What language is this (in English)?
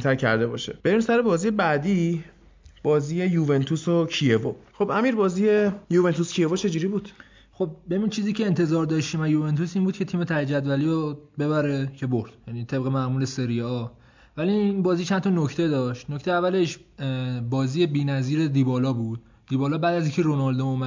Persian